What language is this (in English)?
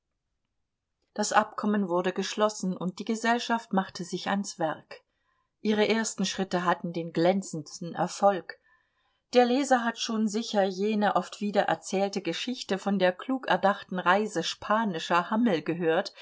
German